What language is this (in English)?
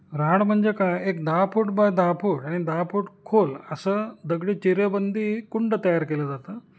Marathi